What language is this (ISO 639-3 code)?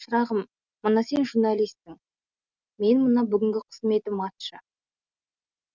kaz